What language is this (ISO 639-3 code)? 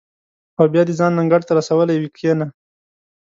pus